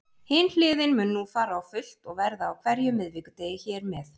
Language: Icelandic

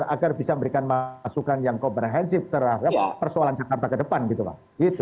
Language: Indonesian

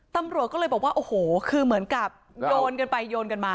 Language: Thai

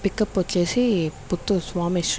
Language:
Telugu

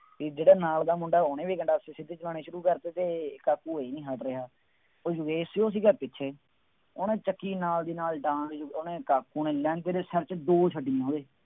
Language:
Punjabi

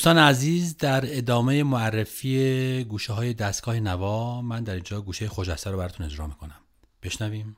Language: Persian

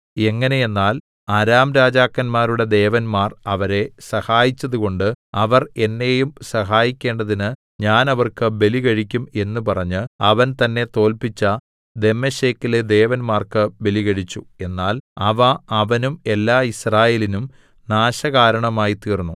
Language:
Malayalam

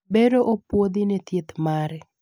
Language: Luo (Kenya and Tanzania)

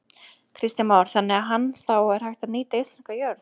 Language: Icelandic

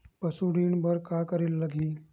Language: Chhattisgarhi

